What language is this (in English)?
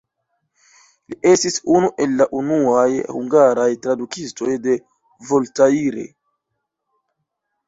Esperanto